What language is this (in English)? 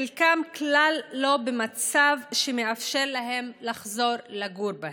Hebrew